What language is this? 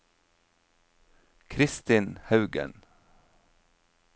Norwegian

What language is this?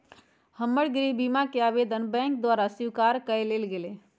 Magahi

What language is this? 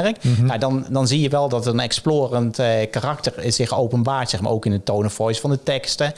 Dutch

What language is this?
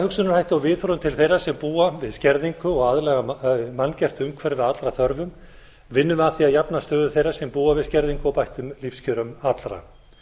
Icelandic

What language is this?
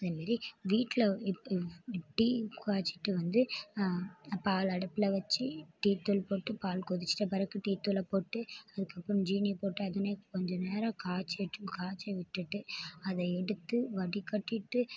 Tamil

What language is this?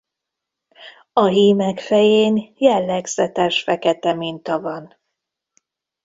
Hungarian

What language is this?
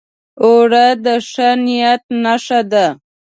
Pashto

